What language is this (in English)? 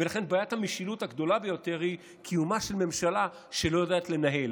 Hebrew